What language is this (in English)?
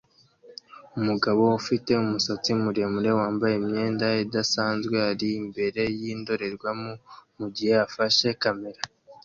Kinyarwanda